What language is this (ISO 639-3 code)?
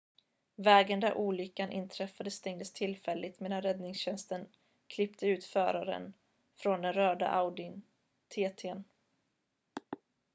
swe